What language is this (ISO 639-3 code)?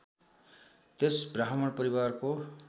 nep